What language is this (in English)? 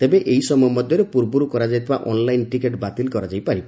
Odia